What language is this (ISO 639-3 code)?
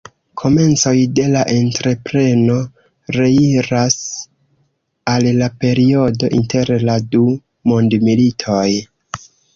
epo